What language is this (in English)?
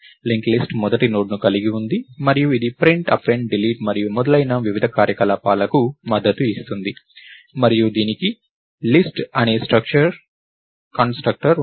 Telugu